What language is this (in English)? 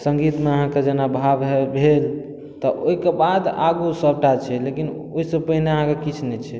Maithili